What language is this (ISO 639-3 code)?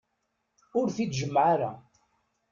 kab